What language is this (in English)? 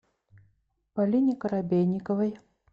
Russian